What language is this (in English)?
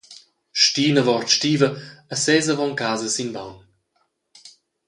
Romansh